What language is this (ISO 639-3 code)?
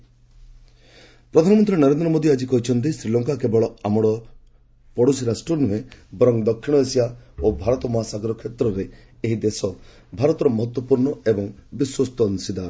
ori